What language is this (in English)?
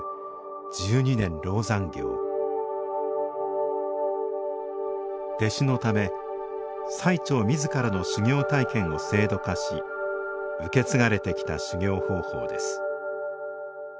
Japanese